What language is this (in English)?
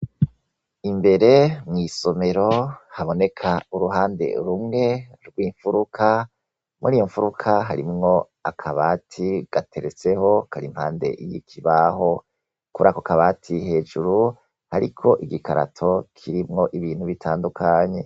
Rundi